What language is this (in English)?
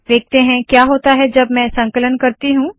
Hindi